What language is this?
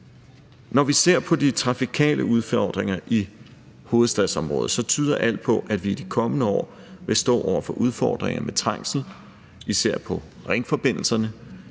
Danish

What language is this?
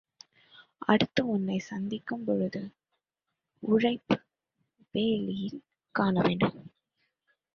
Tamil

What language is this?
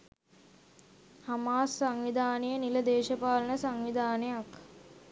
Sinhala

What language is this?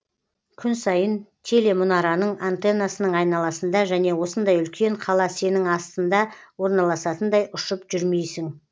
Kazakh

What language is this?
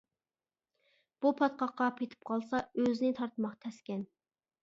Uyghur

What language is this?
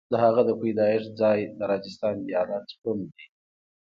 Pashto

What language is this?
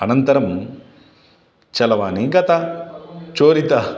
Sanskrit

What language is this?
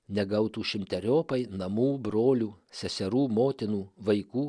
Lithuanian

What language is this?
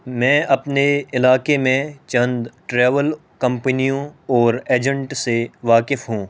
Urdu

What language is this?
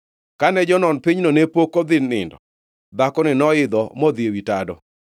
Luo (Kenya and Tanzania)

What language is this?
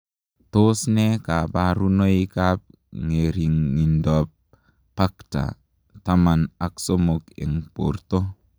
Kalenjin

